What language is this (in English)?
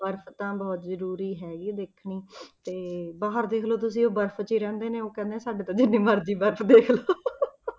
Punjabi